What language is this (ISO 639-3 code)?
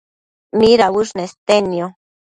mcf